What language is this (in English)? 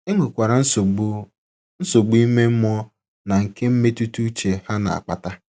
Igbo